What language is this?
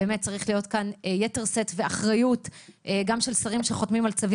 Hebrew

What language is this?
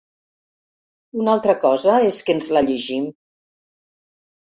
Catalan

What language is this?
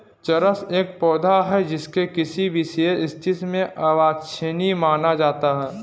Hindi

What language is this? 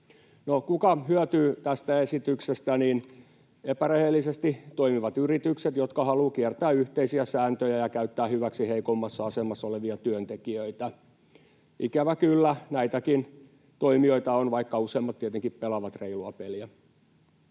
Finnish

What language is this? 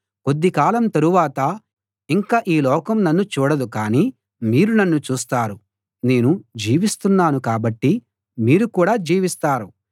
Telugu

